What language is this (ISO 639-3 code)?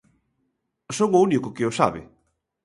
glg